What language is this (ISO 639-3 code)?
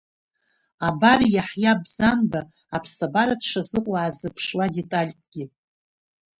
abk